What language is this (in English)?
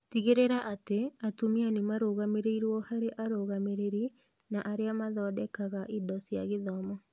Kikuyu